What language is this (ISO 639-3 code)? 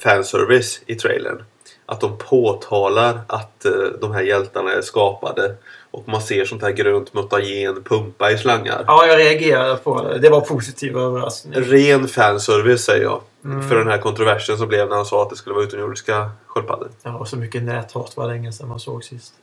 swe